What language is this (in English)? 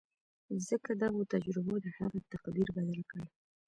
Pashto